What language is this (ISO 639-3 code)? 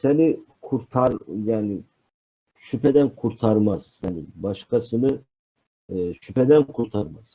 tur